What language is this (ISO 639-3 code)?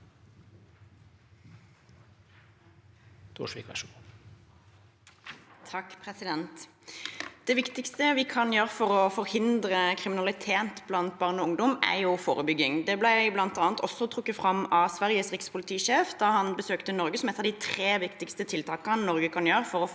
nor